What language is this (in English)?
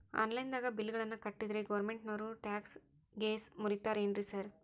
Kannada